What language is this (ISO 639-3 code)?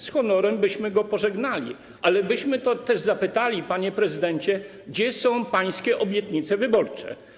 pol